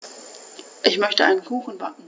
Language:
German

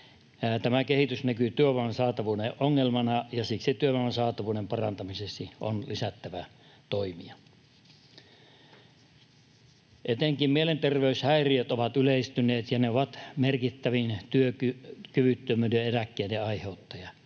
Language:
Finnish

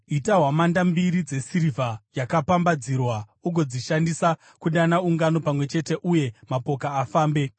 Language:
Shona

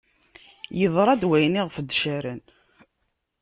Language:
Kabyle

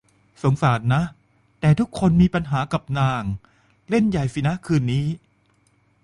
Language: Thai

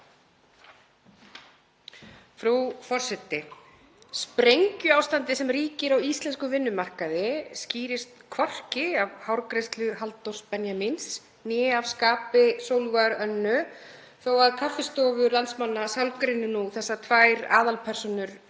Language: Icelandic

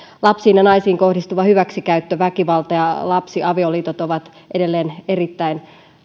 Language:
Finnish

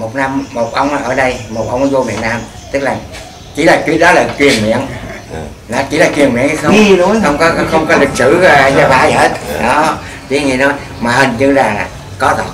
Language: Vietnamese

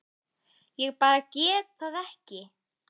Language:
Icelandic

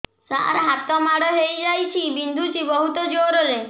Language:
Odia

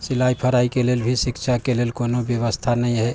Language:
Maithili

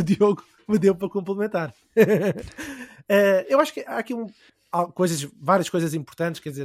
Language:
Portuguese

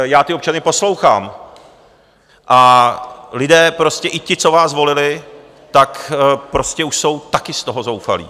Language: Czech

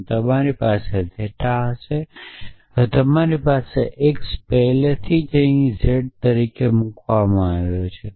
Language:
Gujarati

